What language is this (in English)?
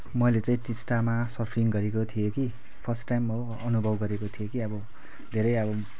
Nepali